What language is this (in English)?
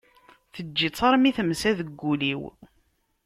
Kabyle